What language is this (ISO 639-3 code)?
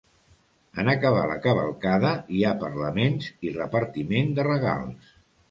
cat